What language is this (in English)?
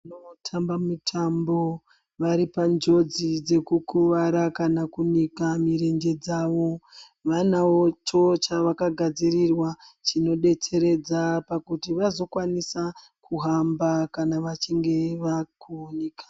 Ndau